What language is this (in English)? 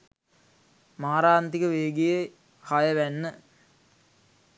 Sinhala